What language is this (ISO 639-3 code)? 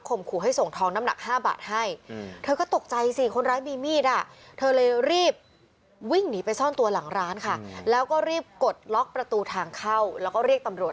tha